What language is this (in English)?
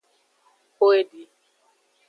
Aja (Benin)